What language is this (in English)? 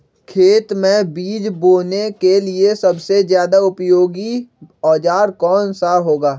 Magahi